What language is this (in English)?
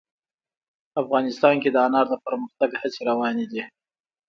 Pashto